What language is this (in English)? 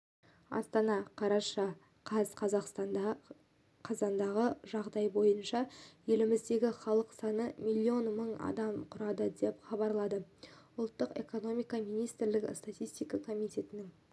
Kazakh